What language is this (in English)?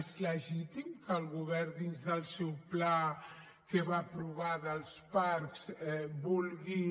Catalan